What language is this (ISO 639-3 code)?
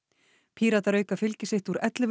isl